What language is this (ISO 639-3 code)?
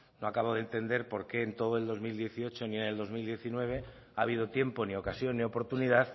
spa